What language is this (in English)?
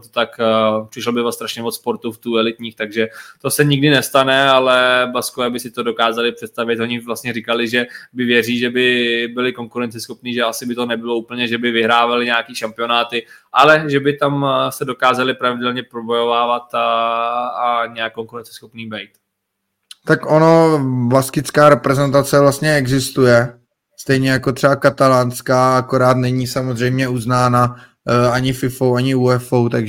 Czech